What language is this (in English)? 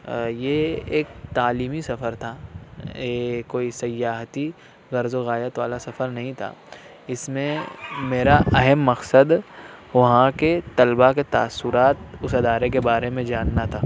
Urdu